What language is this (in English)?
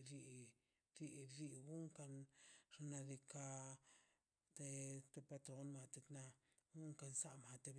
Mazaltepec Zapotec